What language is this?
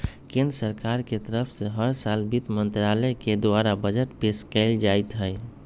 Magahi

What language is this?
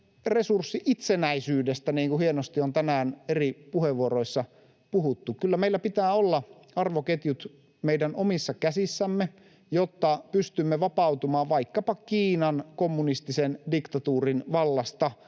Finnish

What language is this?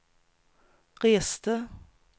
Swedish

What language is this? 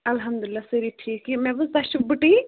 Kashmiri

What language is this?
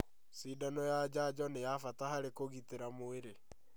Kikuyu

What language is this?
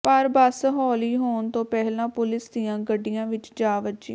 Punjabi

